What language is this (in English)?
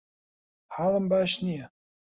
Central Kurdish